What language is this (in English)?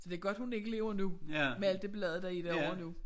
Danish